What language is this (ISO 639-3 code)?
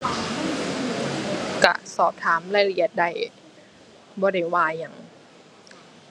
tha